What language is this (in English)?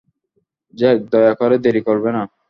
Bangla